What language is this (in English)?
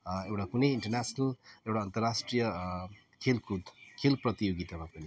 Nepali